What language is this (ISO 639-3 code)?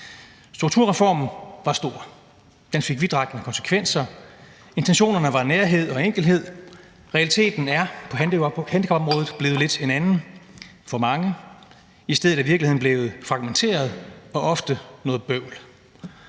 dan